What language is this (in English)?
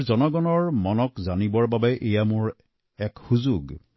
Assamese